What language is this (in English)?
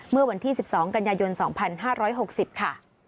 Thai